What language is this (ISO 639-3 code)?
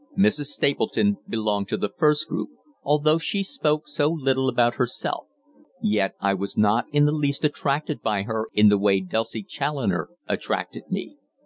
eng